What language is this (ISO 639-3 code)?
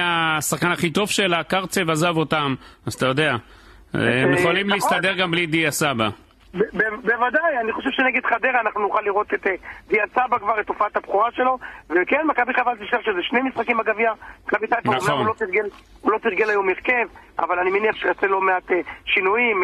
heb